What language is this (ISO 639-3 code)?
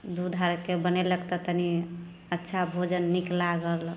mai